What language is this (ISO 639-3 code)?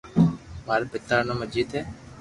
lrk